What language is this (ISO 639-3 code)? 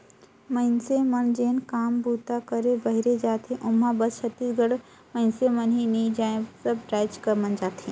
hne